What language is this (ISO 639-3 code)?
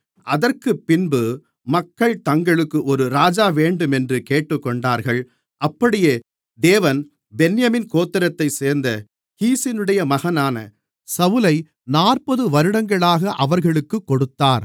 tam